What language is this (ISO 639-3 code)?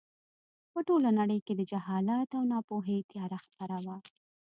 pus